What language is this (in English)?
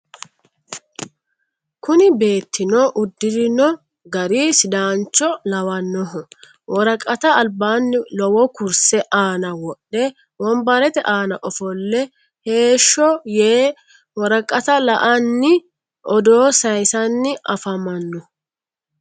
Sidamo